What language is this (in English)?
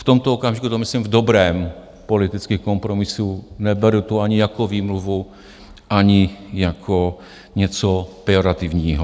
Czech